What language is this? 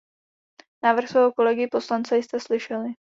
Czech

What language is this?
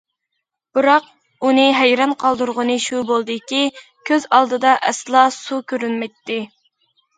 Uyghur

